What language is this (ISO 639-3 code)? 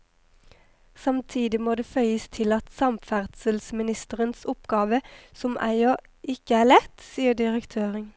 nor